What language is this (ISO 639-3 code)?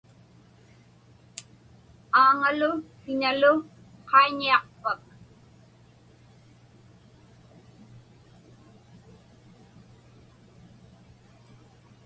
ipk